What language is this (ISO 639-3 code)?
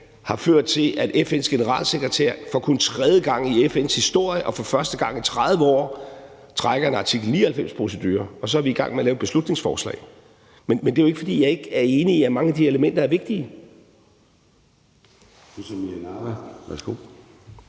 dan